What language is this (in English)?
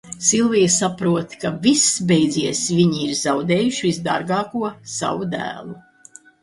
Latvian